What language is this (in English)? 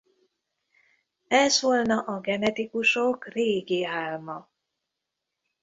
Hungarian